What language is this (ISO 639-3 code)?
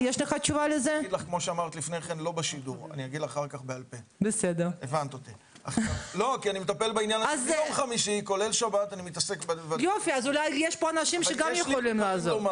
heb